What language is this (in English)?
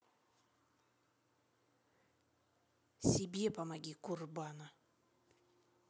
Russian